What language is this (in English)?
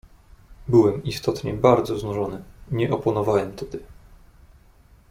Polish